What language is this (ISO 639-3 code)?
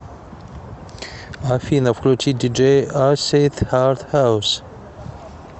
rus